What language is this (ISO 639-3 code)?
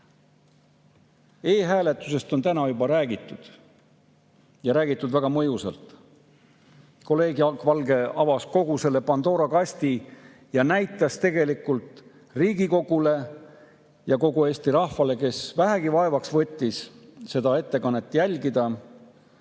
est